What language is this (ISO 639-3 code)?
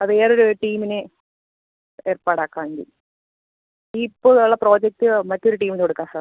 mal